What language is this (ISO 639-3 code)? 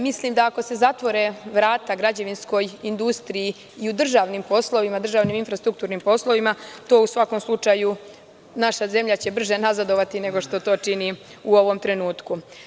srp